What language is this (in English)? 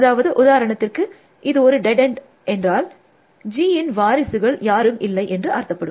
Tamil